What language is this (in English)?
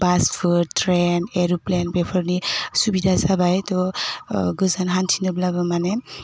Bodo